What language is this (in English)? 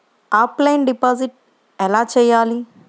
Telugu